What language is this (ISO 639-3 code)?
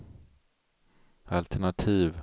swe